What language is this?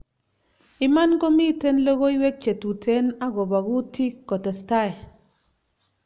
Kalenjin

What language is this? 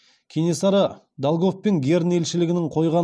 Kazakh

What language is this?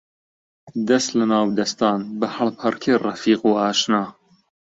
Central Kurdish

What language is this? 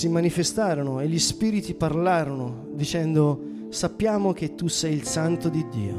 Italian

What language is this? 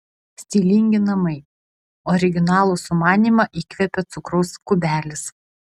Lithuanian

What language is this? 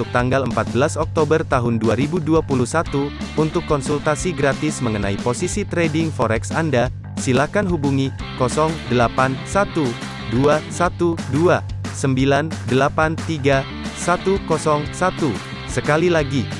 Indonesian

